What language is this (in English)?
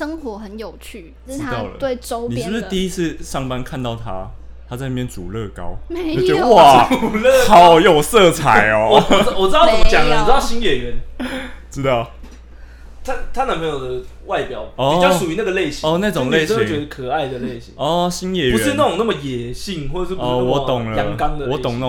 Chinese